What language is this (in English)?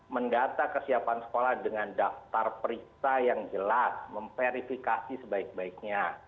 Indonesian